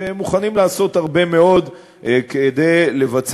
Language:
Hebrew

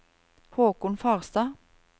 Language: Norwegian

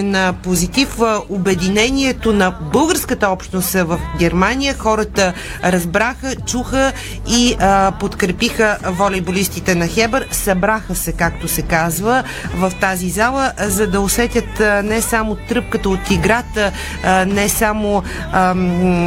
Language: Bulgarian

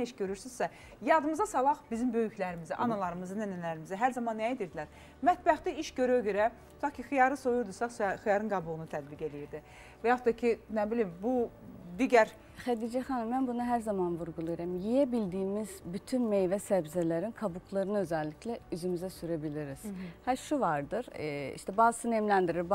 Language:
Turkish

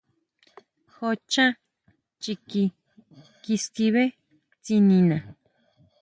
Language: Huautla Mazatec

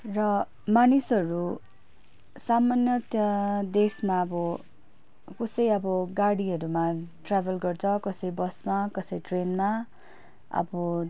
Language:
Nepali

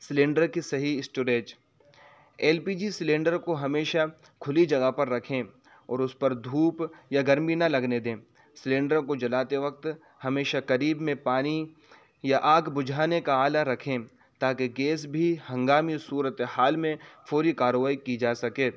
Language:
Urdu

